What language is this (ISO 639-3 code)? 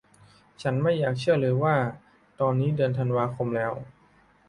tha